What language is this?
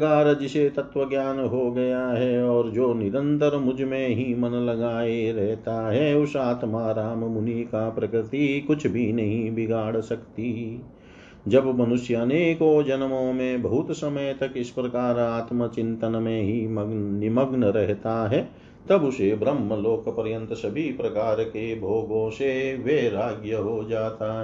Hindi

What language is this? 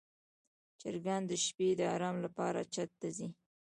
Pashto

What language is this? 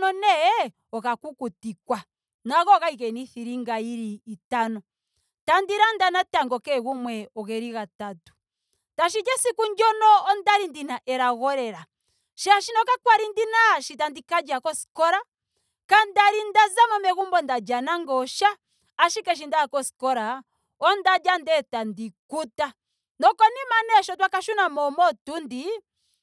Ndonga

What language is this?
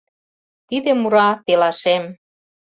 Mari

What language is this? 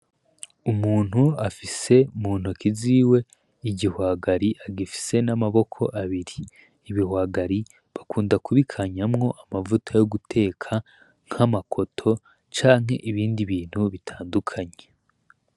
Rundi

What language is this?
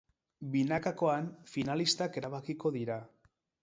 Basque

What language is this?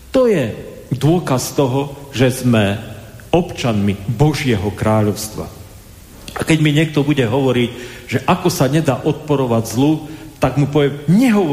Slovak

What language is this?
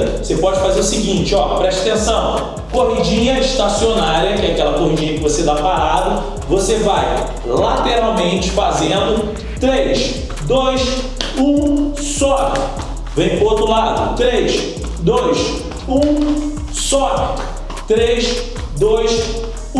Portuguese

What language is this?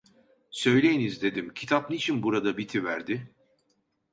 Turkish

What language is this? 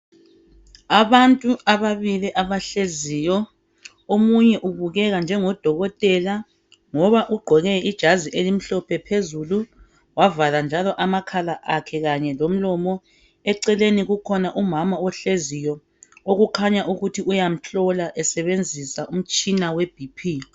North Ndebele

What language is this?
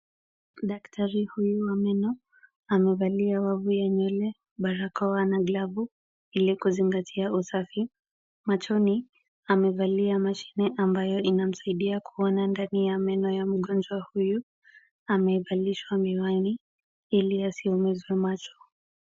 Swahili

